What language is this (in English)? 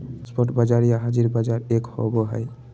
Magahi